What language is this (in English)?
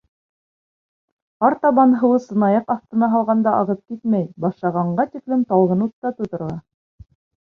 Bashkir